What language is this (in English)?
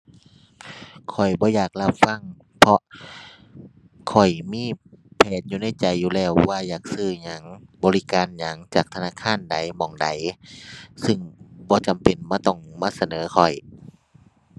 Thai